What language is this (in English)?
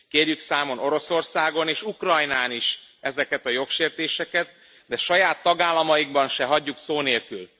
Hungarian